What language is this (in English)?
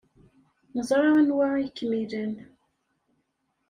Kabyle